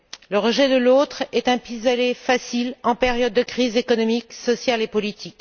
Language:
French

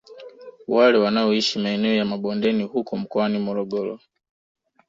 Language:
Swahili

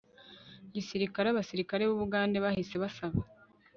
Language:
Kinyarwanda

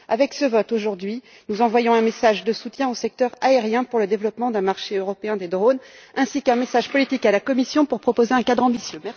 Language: French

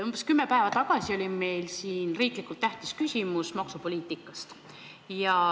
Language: Estonian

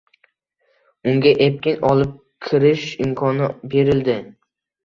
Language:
Uzbek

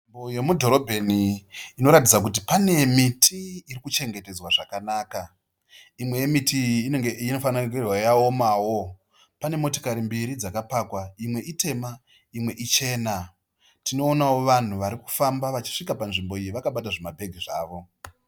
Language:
Shona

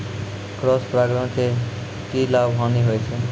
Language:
Maithili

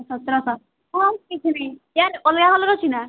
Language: Odia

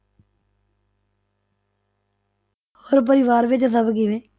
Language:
Punjabi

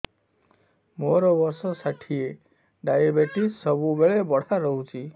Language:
Odia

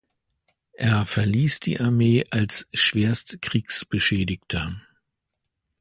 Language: German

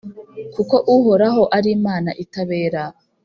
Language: Kinyarwanda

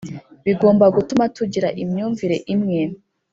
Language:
Kinyarwanda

